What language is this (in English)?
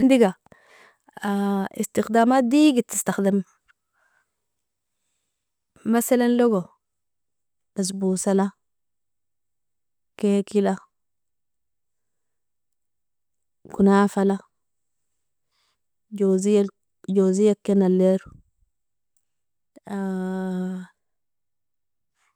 Nobiin